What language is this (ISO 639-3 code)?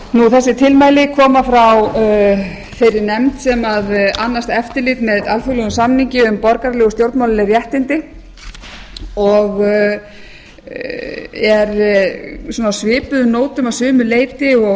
isl